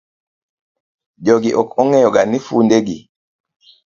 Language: Luo (Kenya and Tanzania)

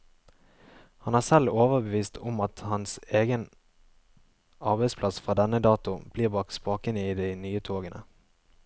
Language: Norwegian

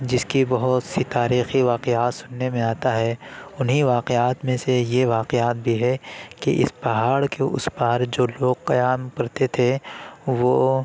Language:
Urdu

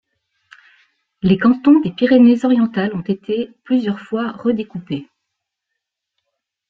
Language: French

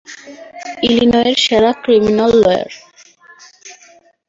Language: Bangla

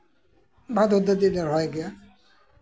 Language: Santali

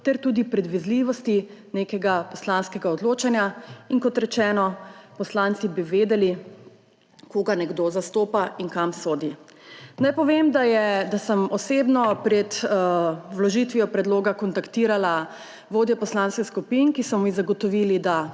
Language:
Slovenian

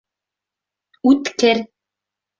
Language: Bashkir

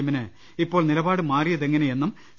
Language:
Malayalam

